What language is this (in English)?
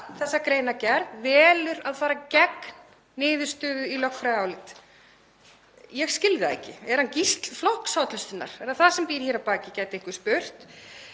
Icelandic